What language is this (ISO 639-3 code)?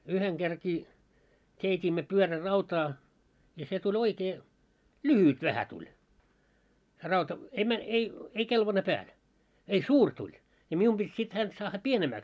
fin